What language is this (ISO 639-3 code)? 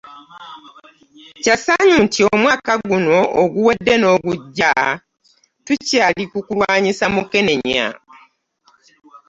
lug